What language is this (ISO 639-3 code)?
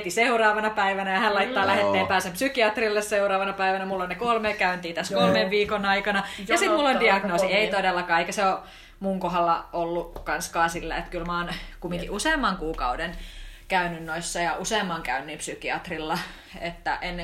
fin